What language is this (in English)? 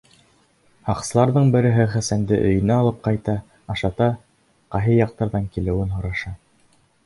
Bashkir